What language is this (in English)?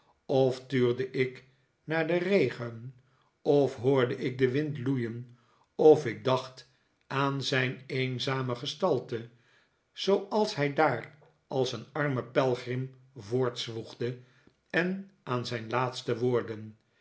Dutch